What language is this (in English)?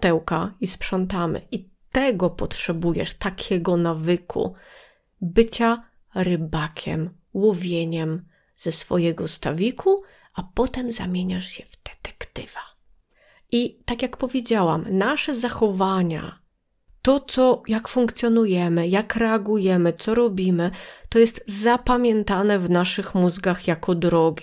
Polish